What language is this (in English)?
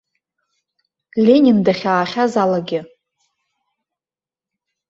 Abkhazian